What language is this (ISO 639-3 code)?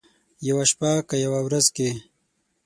pus